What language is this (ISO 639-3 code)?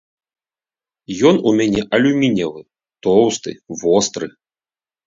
bel